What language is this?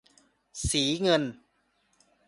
Thai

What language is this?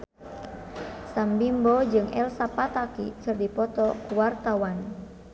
Sundanese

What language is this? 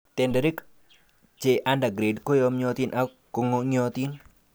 Kalenjin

